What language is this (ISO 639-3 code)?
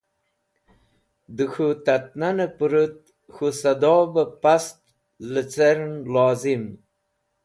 wbl